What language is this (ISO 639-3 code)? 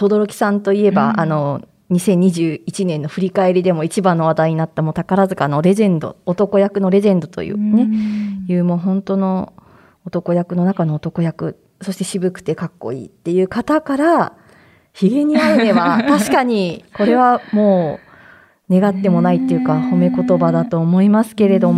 jpn